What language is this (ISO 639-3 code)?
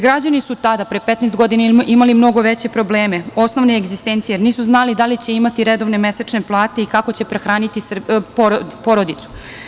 srp